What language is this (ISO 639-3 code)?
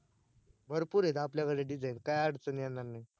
mar